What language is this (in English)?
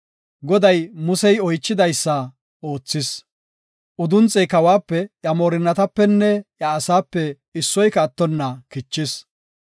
Gofa